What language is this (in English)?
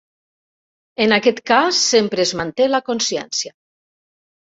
Catalan